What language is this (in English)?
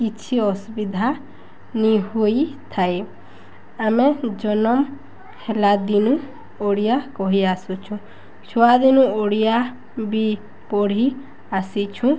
Odia